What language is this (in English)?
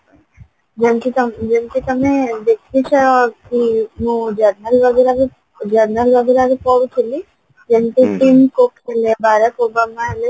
Odia